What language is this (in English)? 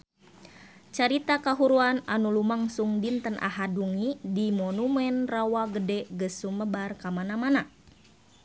Sundanese